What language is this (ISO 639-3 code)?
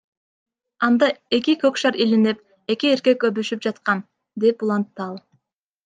kir